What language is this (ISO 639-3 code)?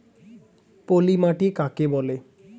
ben